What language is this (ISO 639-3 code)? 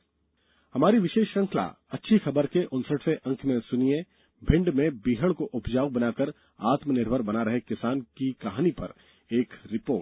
hin